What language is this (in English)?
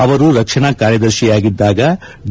Kannada